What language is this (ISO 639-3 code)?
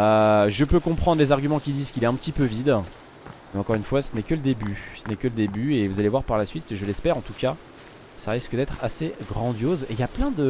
fra